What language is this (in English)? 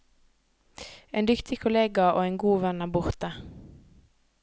Norwegian